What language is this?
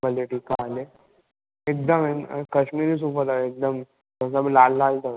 Sindhi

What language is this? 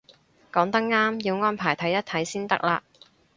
Cantonese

